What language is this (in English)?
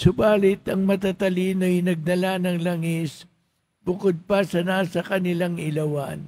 Filipino